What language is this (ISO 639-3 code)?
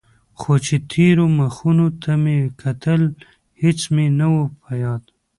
pus